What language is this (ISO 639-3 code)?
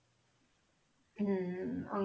pan